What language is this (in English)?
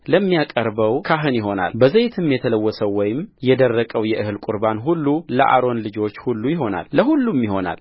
Amharic